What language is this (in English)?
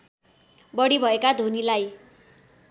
Nepali